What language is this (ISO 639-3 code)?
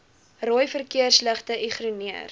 afr